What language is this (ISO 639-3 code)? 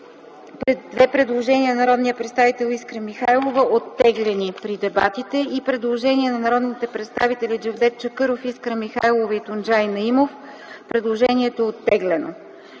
bul